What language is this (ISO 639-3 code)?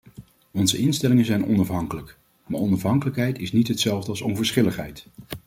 nld